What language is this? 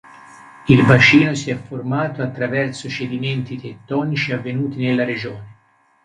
Italian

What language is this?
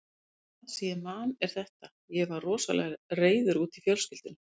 Icelandic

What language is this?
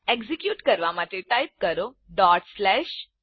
Gujarati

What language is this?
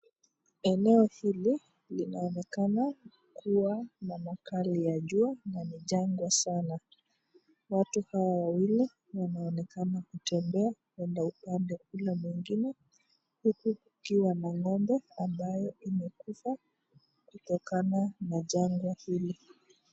Swahili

